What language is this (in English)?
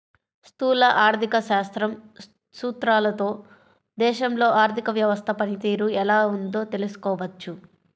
Telugu